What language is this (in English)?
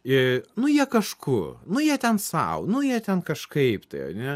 Lithuanian